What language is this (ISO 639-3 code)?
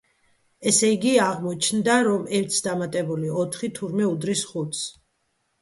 kat